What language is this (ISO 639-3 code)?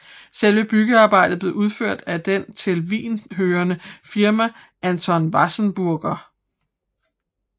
dan